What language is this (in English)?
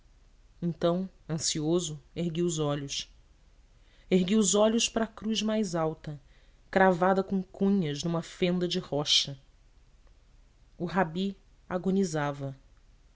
Portuguese